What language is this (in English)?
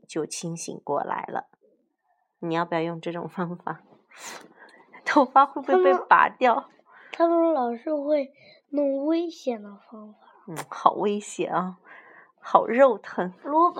Chinese